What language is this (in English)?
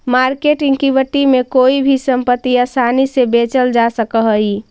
Magahi